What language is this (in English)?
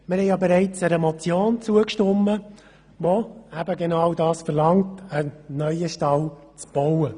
Swiss German